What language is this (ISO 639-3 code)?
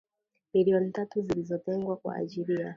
swa